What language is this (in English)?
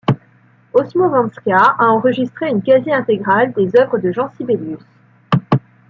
French